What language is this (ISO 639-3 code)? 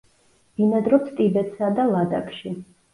kat